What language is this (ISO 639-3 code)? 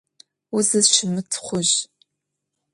ady